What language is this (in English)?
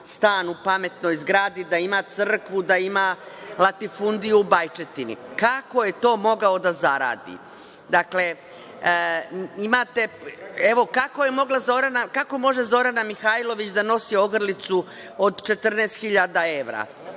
Serbian